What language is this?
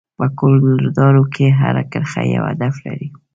Pashto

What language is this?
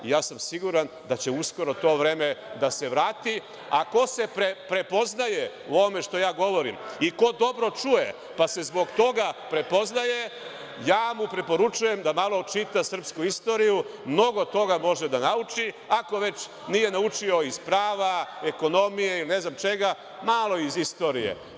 Serbian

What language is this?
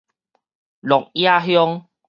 Min Nan Chinese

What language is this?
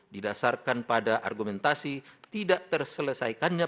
Indonesian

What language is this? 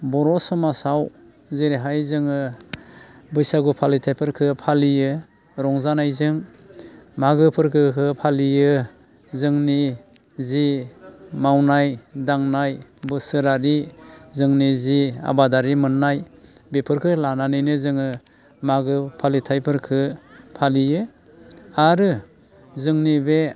Bodo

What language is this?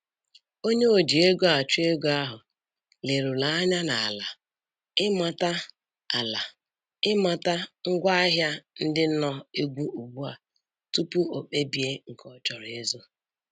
Igbo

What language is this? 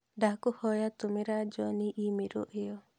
Kikuyu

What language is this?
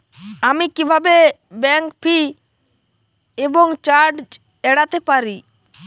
Bangla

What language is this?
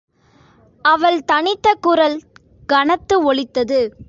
Tamil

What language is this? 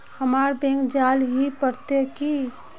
Magahi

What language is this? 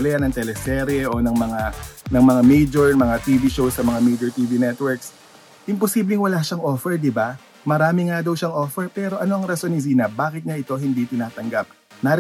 Filipino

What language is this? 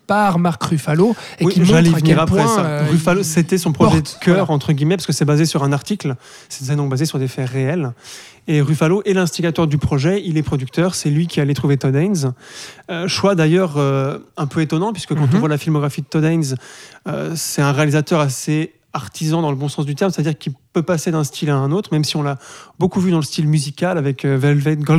French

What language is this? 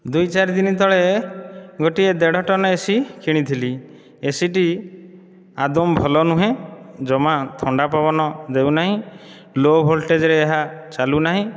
Odia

